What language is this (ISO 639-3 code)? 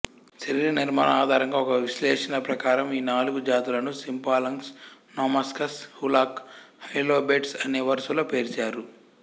tel